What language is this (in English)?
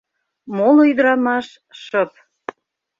Mari